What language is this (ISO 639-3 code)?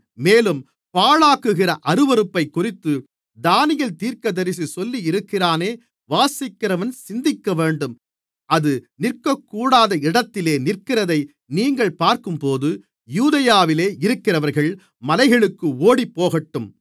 tam